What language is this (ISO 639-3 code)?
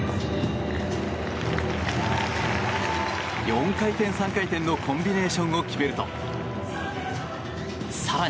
jpn